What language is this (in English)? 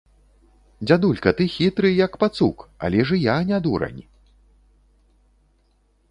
Belarusian